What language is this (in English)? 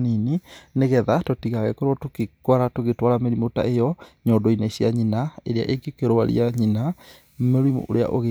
Kikuyu